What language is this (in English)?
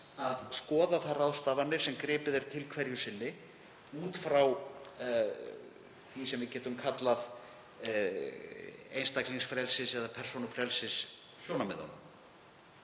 Icelandic